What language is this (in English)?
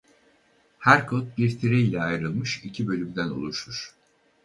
Turkish